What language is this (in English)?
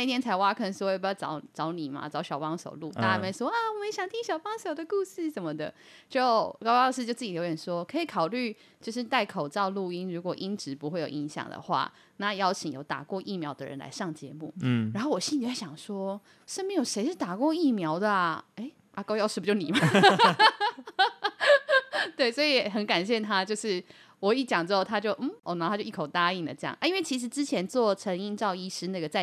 Chinese